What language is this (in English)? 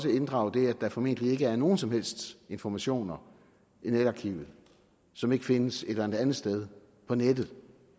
Danish